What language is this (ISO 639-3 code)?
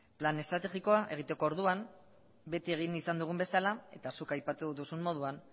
eus